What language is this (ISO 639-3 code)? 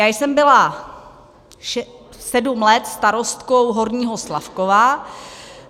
ces